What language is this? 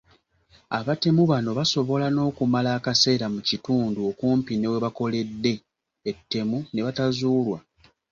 Ganda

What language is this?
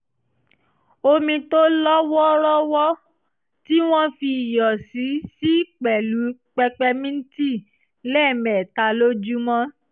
Yoruba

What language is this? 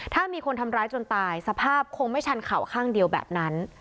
Thai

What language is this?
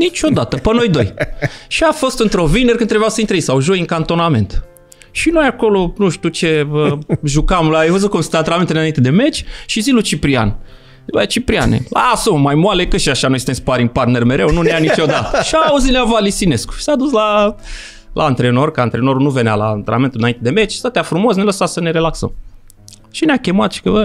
Romanian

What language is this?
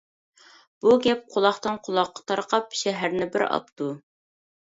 Uyghur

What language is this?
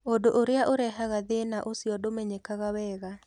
Kikuyu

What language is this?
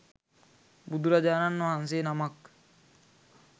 Sinhala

